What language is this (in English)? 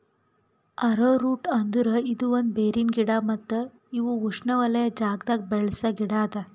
Kannada